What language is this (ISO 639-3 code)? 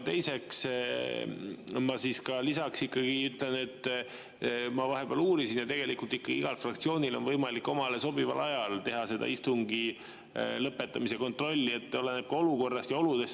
est